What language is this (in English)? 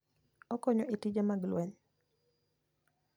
Luo (Kenya and Tanzania)